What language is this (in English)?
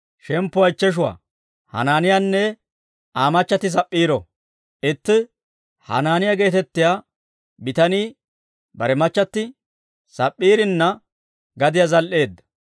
Dawro